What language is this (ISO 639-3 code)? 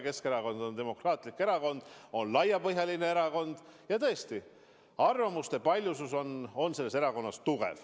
est